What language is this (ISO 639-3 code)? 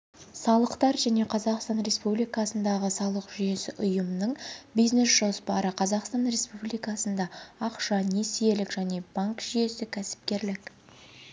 kaz